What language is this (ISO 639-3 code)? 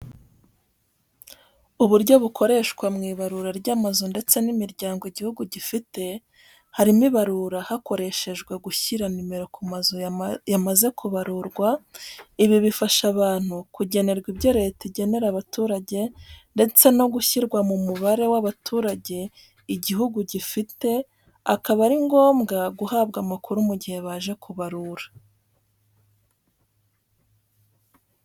kin